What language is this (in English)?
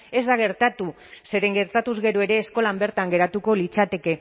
Basque